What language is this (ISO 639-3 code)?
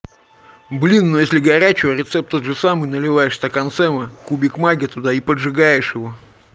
rus